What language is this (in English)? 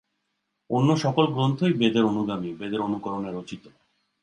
Bangla